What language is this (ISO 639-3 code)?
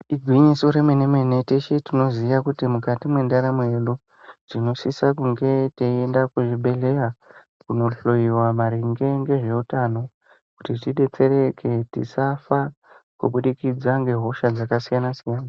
ndc